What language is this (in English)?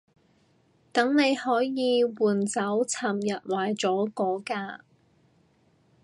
Cantonese